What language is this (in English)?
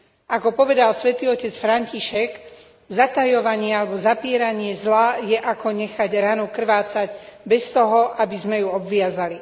Slovak